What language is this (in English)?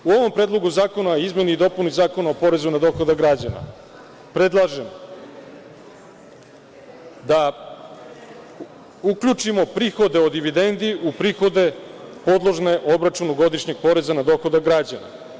Serbian